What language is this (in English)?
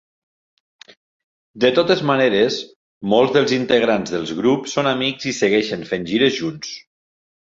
Catalan